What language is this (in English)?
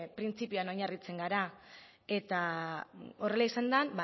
Basque